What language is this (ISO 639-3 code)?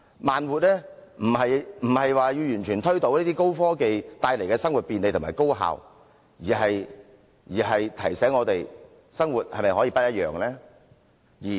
yue